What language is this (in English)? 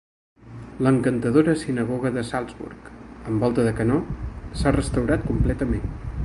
Catalan